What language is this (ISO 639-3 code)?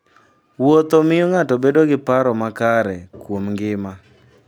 luo